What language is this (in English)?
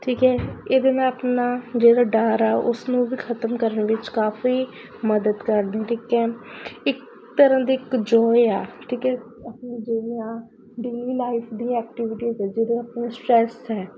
Punjabi